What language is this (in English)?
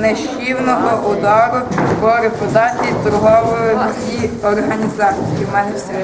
Ukrainian